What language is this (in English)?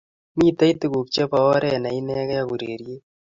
Kalenjin